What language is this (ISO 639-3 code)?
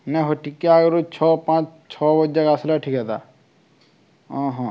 ori